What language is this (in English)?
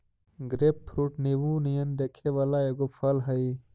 Magahi